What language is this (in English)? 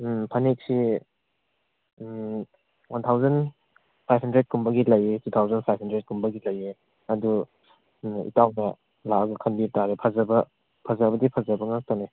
Manipuri